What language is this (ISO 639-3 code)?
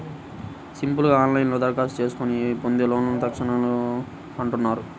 tel